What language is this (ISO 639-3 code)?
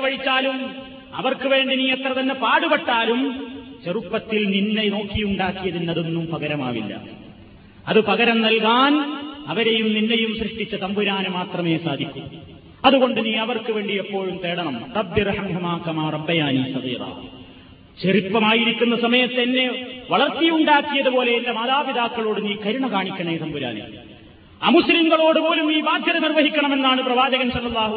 mal